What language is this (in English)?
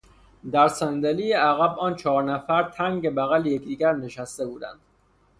Persian